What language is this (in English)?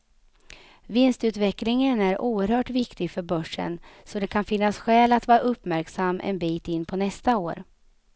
Swedish